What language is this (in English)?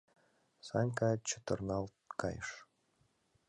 Mari